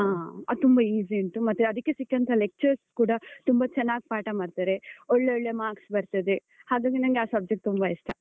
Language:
Kannada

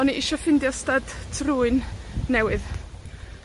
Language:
Welsh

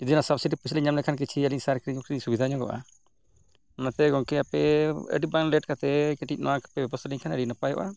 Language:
Santali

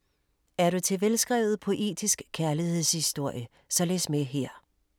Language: Danish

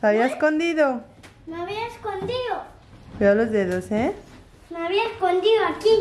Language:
Spanish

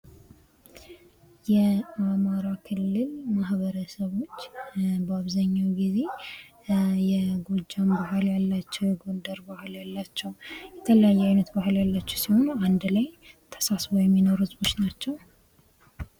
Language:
Amharic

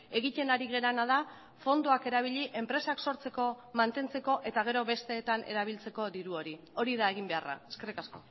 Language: Basque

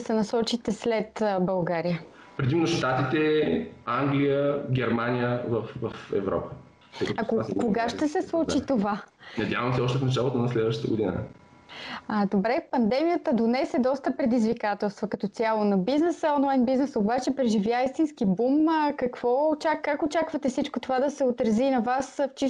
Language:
Bulgarian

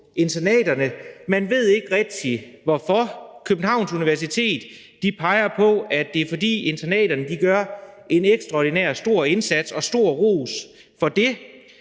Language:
Danish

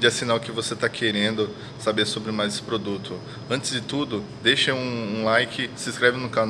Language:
Portuguese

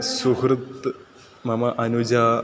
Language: Sanskrit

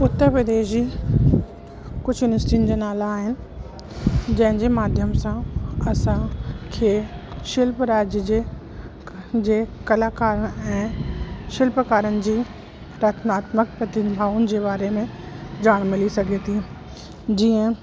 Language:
Sindhi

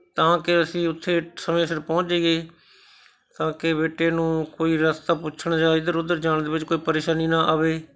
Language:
Punjabi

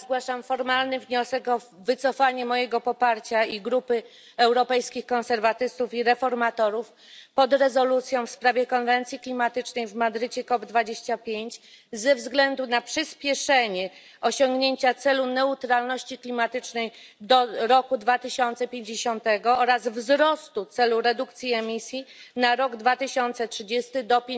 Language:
Polish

